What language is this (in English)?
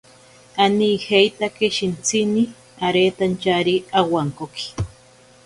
Ashéninka Perené